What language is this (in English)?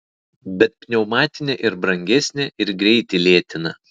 Lithuanian